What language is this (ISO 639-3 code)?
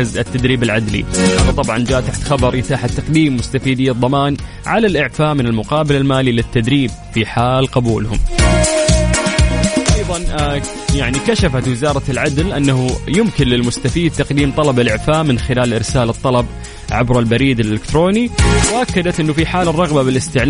ara